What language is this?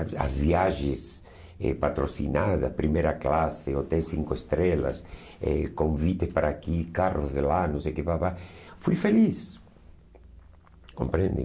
Portuguese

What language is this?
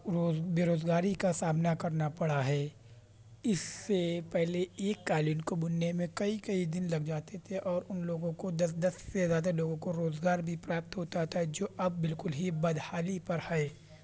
Urdu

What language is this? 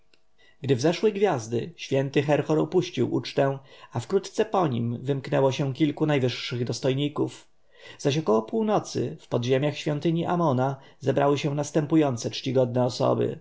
Polish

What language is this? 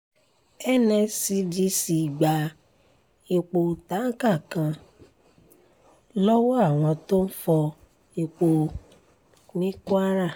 Yoruba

